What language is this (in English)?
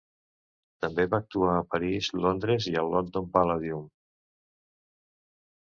Catalan